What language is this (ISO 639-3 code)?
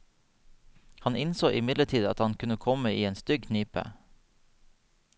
nor